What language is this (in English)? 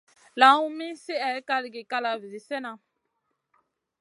Masana